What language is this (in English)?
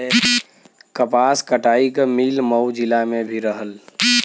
Bhojpuri